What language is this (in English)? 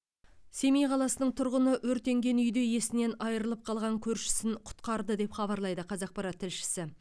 Kazakh